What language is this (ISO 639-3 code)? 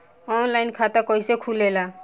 bho